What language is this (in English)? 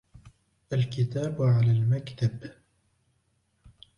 Arabic